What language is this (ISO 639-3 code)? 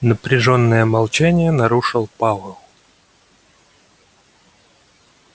rus